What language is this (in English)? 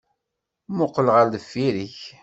Kabyle